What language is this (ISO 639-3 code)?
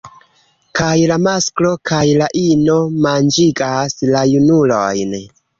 epo